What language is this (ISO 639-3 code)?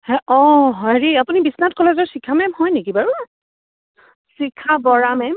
asm